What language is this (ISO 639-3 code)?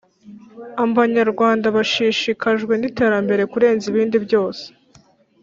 kin